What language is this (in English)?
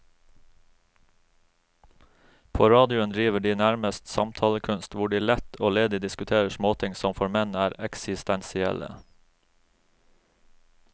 Norwegian